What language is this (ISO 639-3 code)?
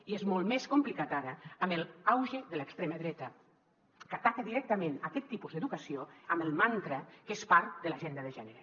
cat